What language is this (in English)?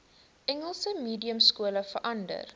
Afrikaans